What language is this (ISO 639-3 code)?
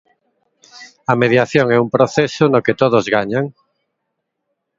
glg